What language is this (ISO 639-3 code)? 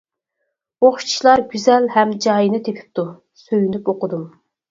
uig